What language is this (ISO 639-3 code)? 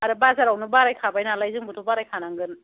brx